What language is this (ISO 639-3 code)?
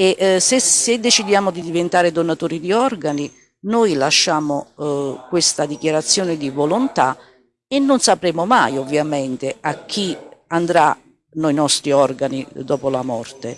ita